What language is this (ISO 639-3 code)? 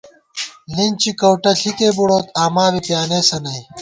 gwt